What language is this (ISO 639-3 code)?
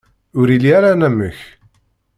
kab